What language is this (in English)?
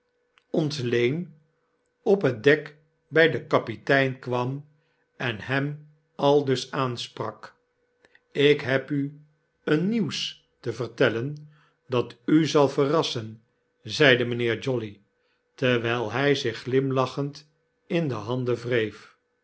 Dutch